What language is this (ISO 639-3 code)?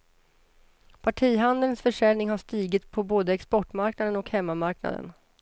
swe